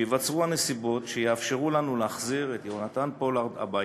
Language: Hebrew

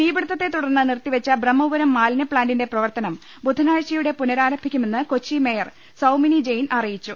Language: Malayalam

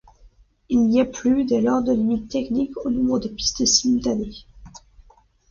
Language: French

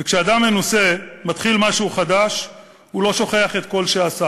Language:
Hebrew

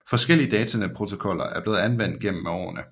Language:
Danish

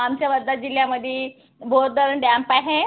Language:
Marathi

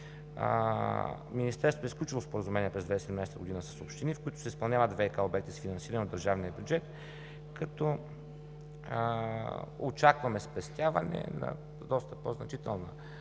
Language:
Bulgarian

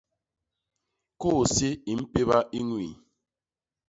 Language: Basaa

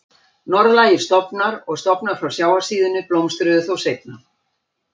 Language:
Icelandic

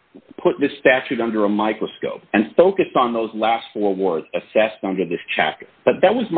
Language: English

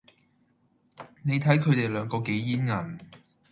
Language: Cantonese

